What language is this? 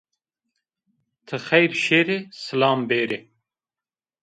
Zaza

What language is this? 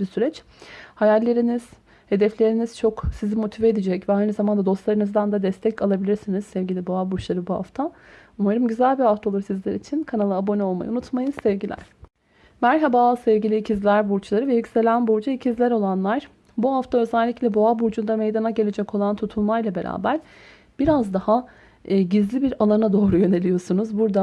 Turkish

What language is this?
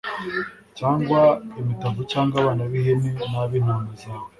Kinyarwanda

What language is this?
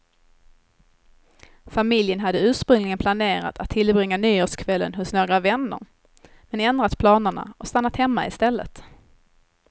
Swedish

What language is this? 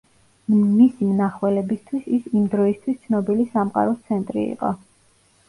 Georgian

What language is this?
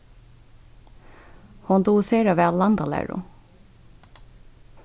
Faroese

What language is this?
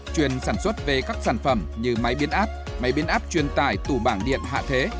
Vietnamese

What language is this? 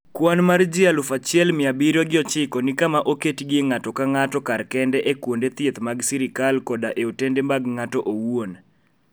Luo (Kenya and Tanzania)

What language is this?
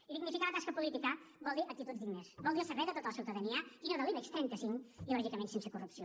Catalan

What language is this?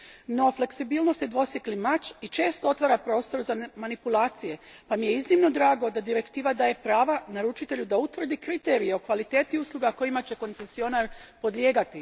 Croatian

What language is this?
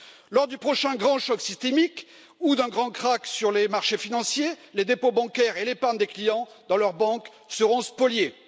French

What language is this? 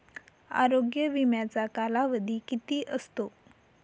Marathi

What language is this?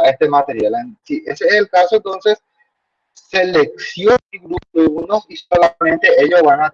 Spanish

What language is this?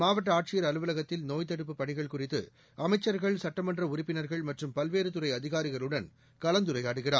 Tamil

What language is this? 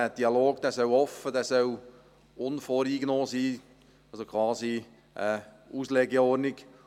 Swiss German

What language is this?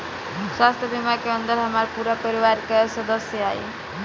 Bhojpuri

